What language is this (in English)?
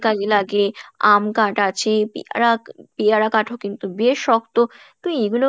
Bangla